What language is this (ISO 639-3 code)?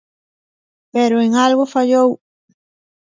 glg